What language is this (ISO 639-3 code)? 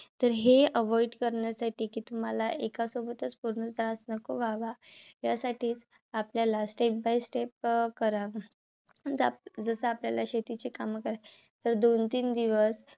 mar